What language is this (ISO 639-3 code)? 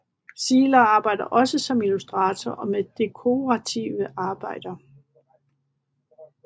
dan